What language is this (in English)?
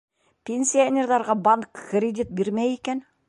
Bashkir